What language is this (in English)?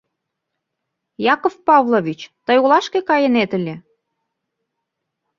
Mari